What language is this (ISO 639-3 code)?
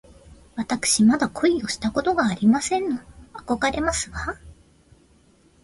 jpn